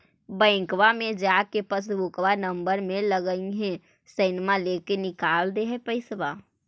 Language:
Magahi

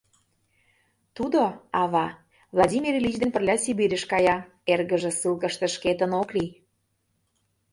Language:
Mari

